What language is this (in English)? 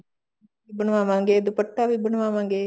Punjabi